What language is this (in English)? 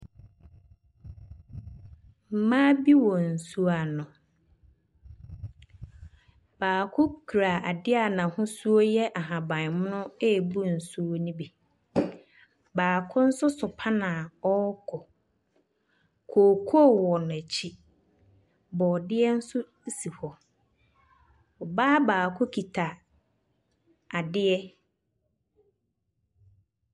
Akan